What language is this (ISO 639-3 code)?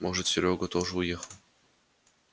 rus